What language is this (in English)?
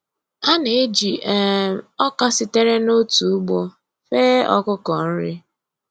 Igbo